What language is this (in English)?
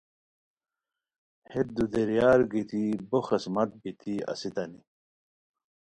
Khowar